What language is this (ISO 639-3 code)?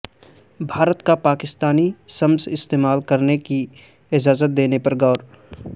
urd